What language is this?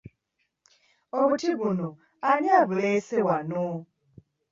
Ganda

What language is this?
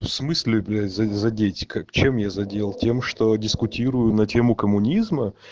Russian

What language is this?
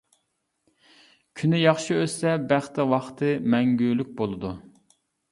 Uyghur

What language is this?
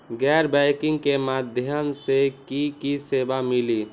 Magahi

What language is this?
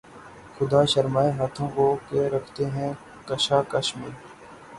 Urdu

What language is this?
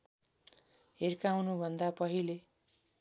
Nepali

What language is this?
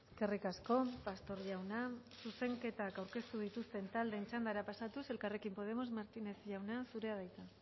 Basque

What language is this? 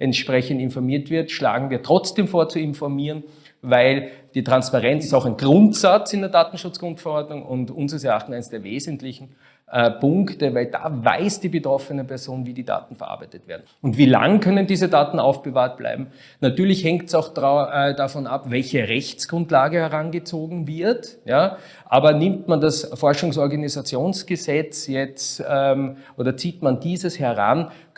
German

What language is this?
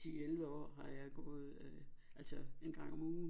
Danish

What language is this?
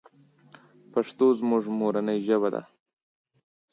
Pashto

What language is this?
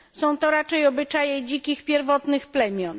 Polish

